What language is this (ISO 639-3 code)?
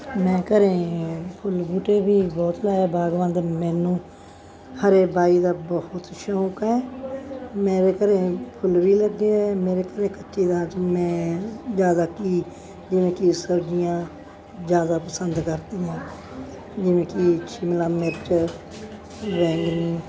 pan